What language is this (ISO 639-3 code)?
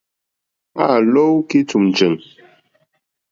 bri